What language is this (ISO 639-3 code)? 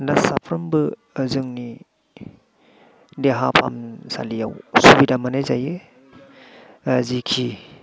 brx